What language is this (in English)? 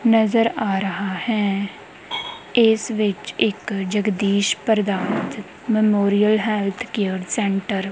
Punjabi